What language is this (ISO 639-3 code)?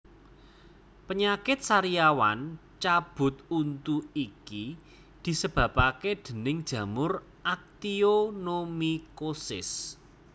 jav